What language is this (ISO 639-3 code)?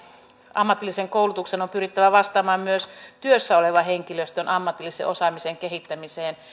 fin